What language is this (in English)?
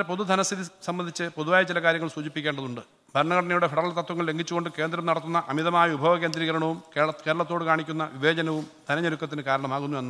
Malayalam